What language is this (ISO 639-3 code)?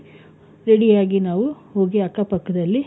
kan